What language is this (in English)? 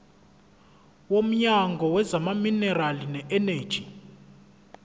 Zulu